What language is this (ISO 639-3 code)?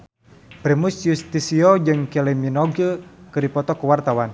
sun